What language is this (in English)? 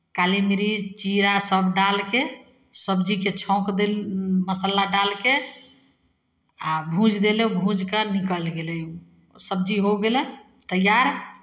Maithili